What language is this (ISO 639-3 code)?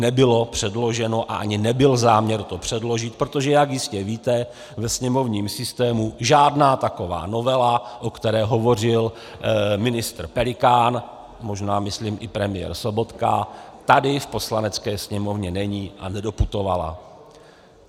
ces